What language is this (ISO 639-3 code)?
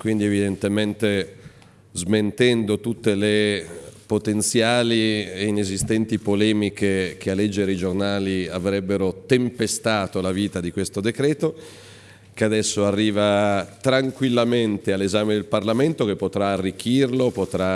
ita